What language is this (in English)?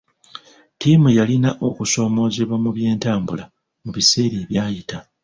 Ganda